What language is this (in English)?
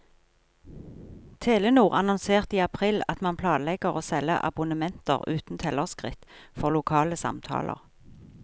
Norwegian